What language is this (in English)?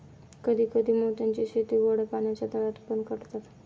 Marathi